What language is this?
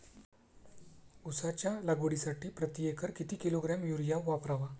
Marathi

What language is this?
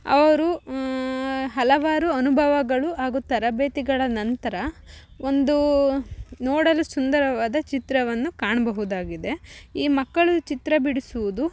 Kannada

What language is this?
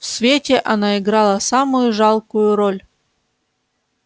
Russian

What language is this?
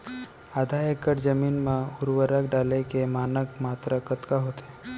Chhattisgarhi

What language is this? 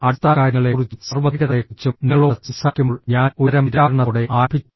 Malayalam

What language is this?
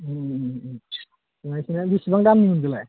Bodo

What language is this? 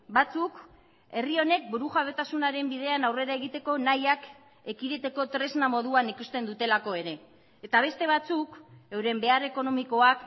Basque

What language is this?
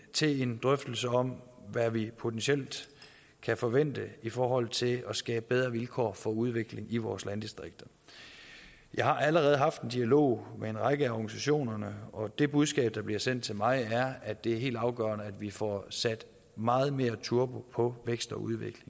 Danish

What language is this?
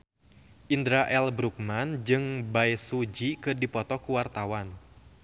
Sundanese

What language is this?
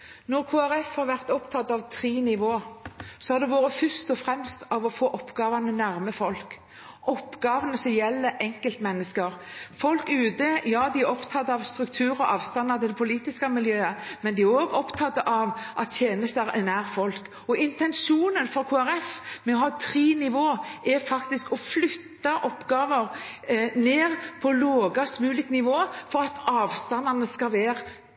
Norwegian Bokmål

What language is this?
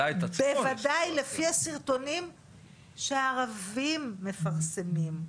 Hebrew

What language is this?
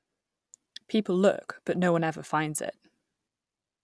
English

